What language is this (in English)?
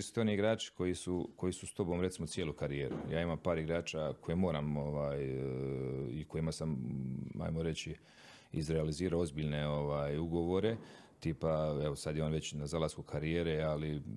Croatian